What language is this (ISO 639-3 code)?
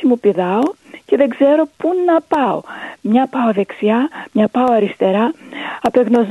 ell